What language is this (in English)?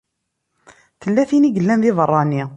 Kabyle